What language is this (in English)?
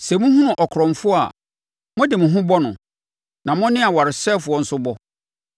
Akan